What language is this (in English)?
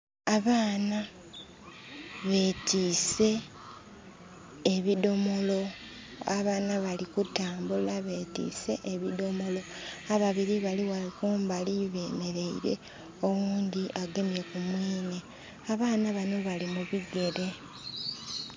Soga